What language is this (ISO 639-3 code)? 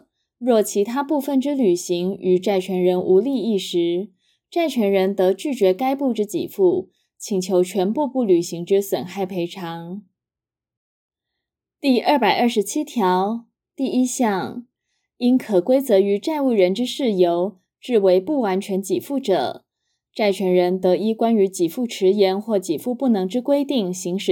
zho